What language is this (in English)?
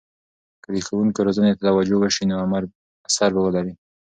Pashto